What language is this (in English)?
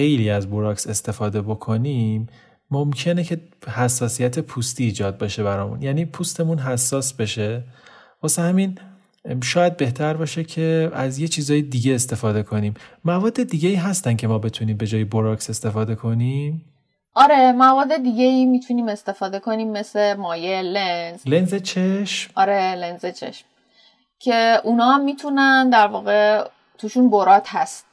Persian